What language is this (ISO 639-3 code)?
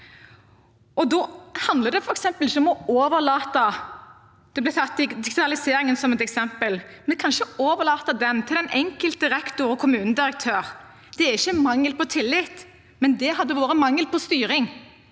nor